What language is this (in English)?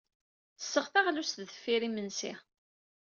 Kabyle